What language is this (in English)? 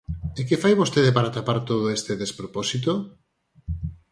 Galician